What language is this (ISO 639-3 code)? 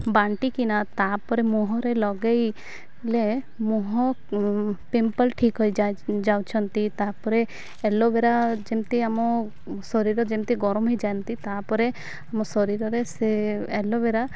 ori